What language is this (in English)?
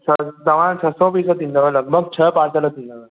Sindhi